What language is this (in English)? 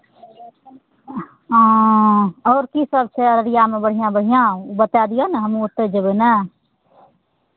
Maithili